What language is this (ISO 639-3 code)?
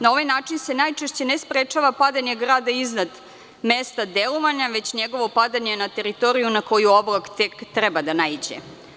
srp